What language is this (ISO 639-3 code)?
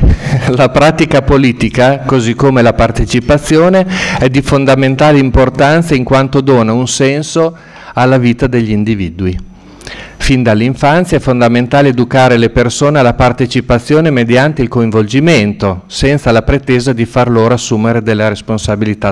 ita